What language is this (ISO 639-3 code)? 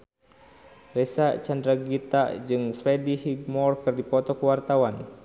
sun